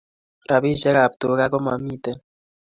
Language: Kalenjin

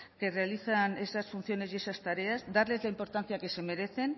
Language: Spanish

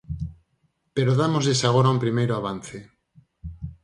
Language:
Galician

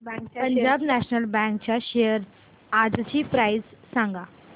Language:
Marathi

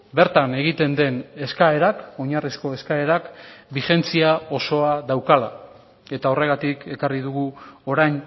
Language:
Basque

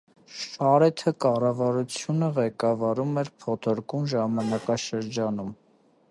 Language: Armenian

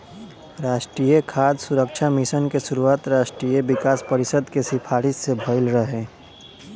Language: Bhojpuri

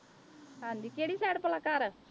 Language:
Punjabi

